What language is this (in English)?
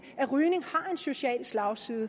Danish